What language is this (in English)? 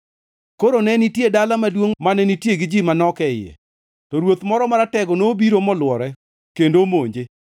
Luo (Kenya and Tanzania)